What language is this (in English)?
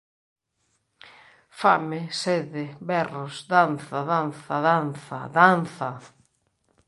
Galician